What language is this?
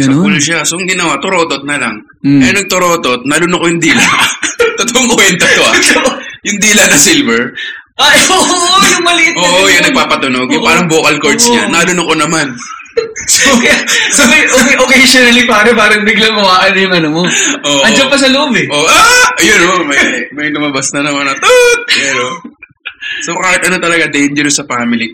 Filipino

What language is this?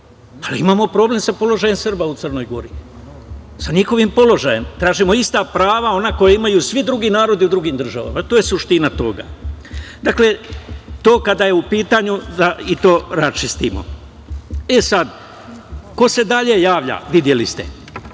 Serbian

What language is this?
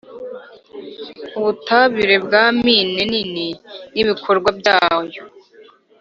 Kinyarwanda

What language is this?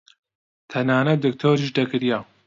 Central Kurdish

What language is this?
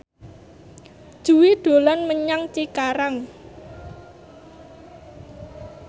Javanese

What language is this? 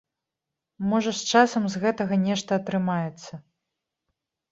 Belarusian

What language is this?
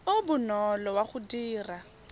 Tswana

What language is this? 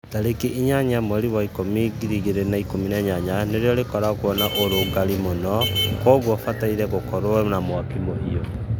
Kikuyu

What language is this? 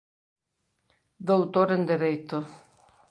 Galician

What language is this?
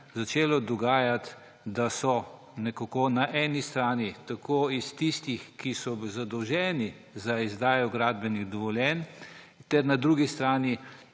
Slovenian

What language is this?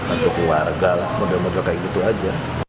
Indonesian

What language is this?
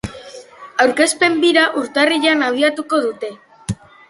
Basque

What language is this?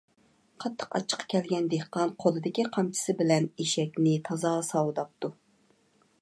Uyghur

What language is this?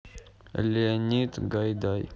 Russian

